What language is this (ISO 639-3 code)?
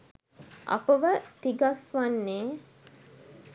sin